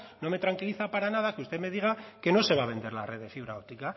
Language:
Spanish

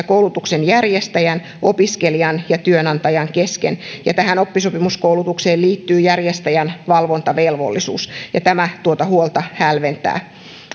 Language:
Finnish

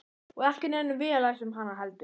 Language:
Icelandic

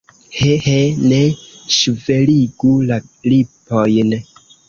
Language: Esperanto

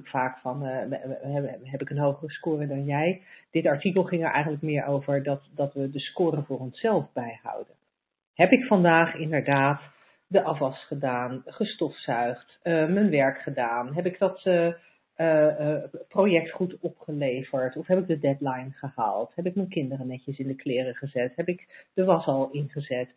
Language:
Dutch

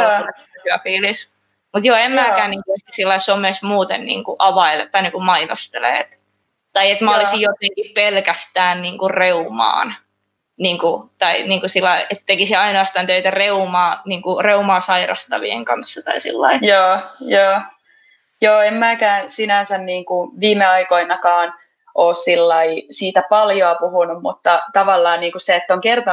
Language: Finnish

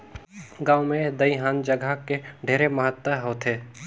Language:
Chhattisgarhi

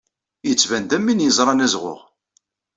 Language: Kabyle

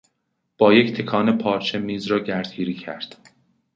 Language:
Persian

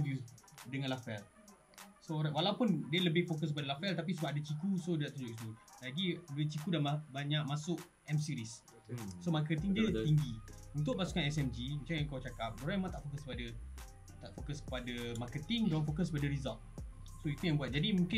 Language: Malay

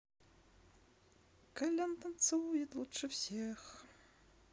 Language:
Russian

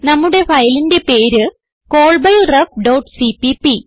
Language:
Malayalam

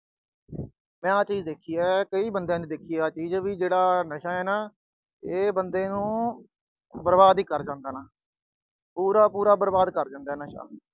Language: Punjabi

